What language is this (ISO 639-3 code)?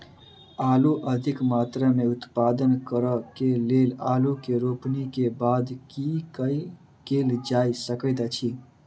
mai